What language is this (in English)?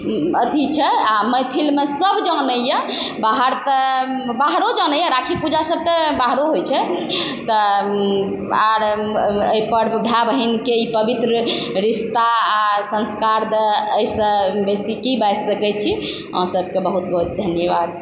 Maithili